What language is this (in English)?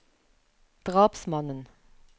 Norwegian